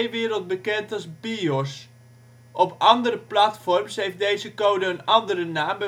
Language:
Dutch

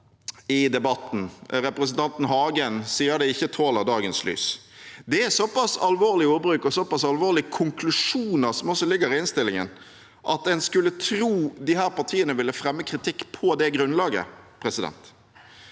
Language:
Norwegian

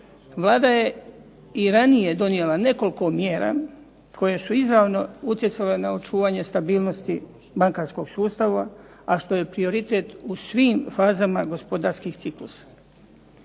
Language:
Croatian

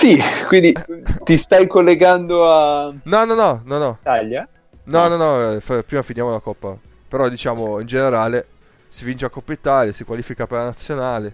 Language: Italian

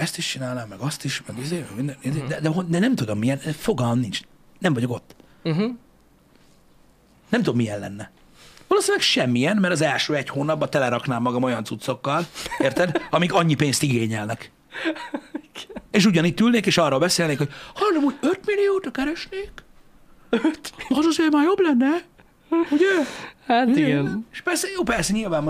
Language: Hungarian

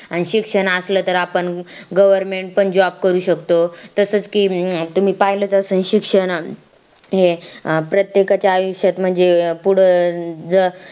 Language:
Marathi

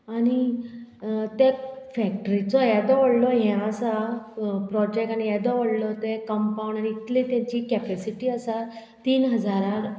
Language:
Konkani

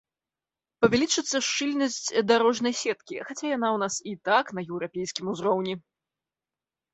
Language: Belarusian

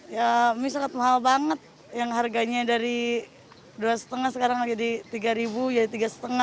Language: Indonesian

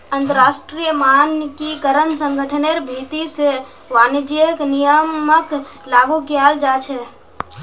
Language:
Magahi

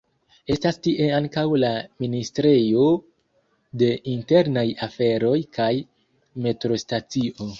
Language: Esperanto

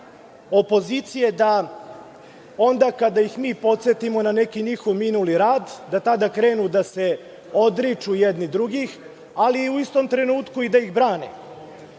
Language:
Serbian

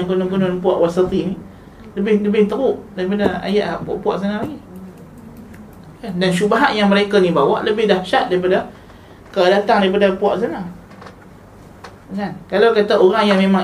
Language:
Malay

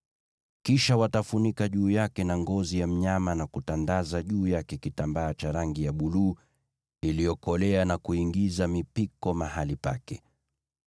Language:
Swahili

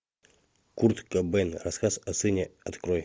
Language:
Russian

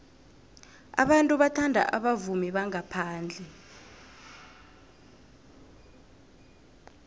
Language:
South Ndebele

